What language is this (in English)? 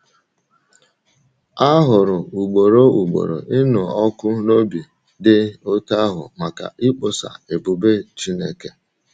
Igbo